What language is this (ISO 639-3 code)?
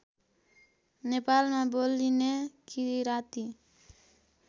nep